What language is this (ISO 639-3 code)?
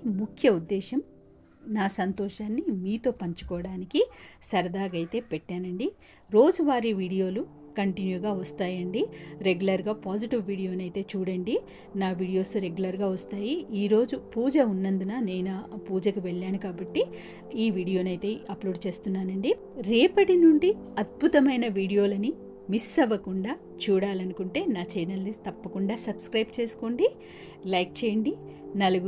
tel